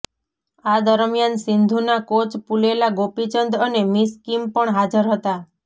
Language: Gujarati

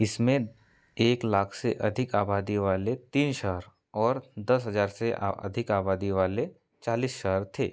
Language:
Hindi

